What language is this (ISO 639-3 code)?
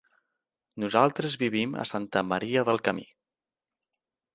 cat